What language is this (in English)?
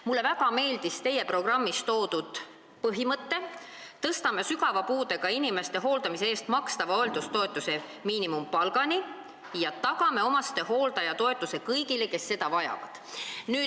Estonian